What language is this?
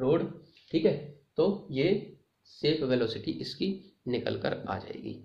Hindi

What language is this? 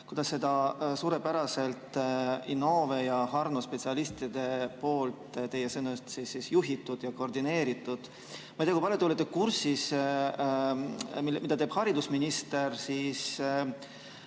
Estonian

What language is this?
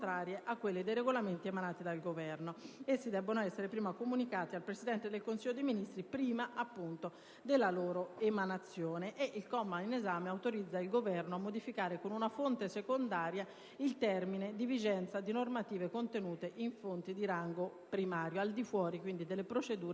Italian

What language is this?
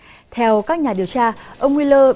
Vietnamese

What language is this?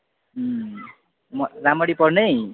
Nepali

